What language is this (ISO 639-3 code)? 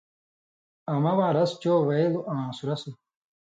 mvy